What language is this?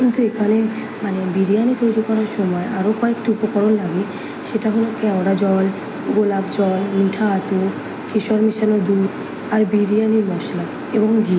Bangla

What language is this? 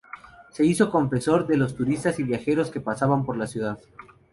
Spanish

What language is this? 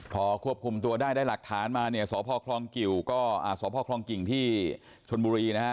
Thai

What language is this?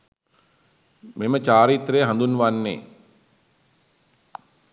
Sinhala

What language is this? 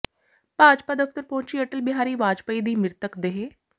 Punjabi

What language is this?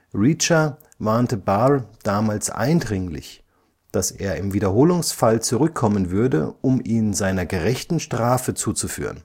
German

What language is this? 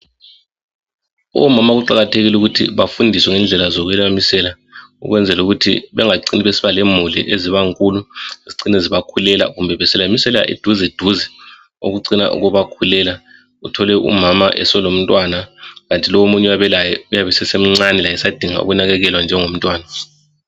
North Ndebele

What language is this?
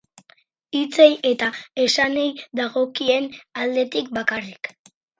Basque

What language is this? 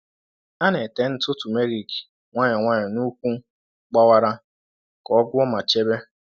Igbo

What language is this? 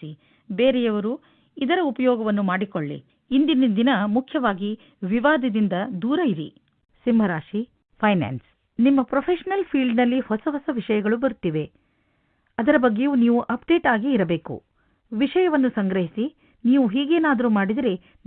Kannada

